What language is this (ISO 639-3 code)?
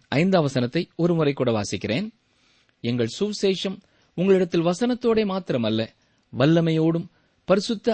tam